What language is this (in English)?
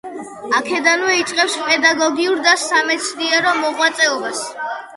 Georgian